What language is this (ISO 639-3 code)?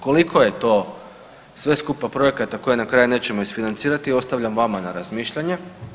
hrv